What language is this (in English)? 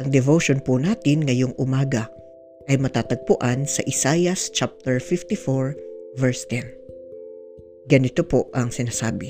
Filipino